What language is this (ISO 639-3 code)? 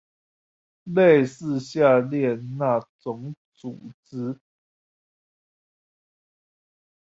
zho